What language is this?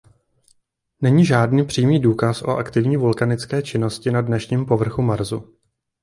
Czech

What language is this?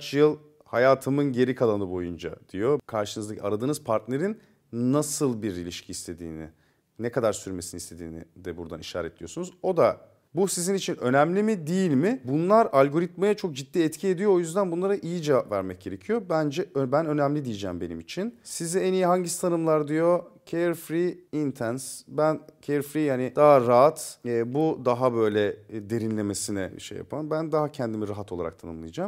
Turkish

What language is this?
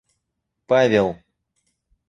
Russian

